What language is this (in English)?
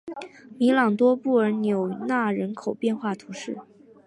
Chinese